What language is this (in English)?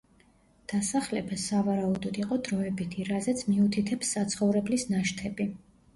Georgian